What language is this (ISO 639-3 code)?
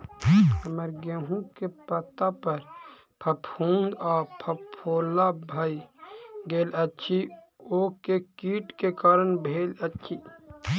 mai